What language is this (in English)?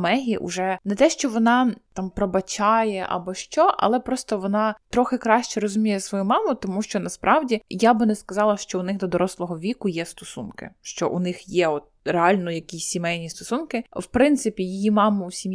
Ukrainian